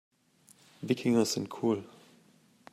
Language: German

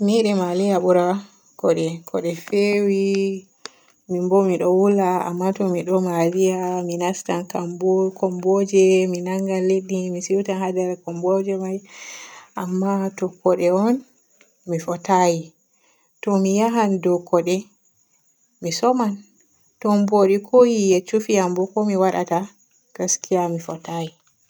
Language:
Borgu Fulfulde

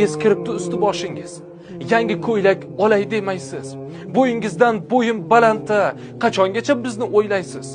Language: Turkish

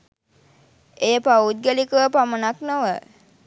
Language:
Sinhala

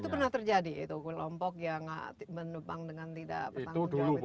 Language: Indonesian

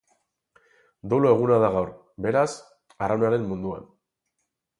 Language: Basque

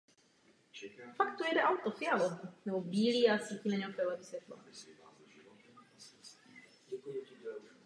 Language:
Czech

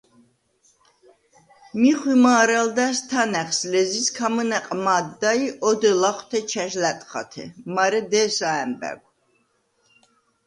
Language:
Svan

